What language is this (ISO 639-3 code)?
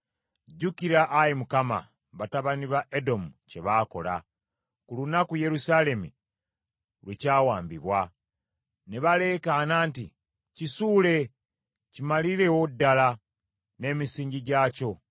lug